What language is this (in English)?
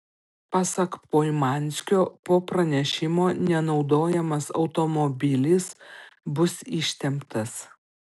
Lithuanian